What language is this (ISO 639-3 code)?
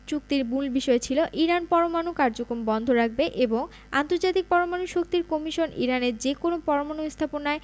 ben